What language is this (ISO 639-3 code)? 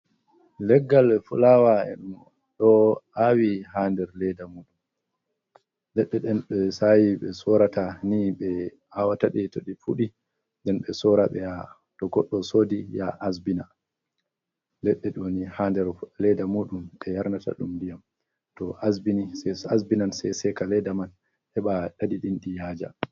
ful